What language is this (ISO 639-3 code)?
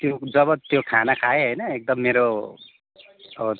nep